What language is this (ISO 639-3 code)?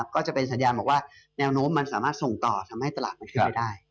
tha